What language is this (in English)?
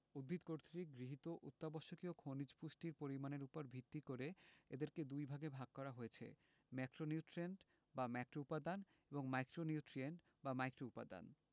Bangla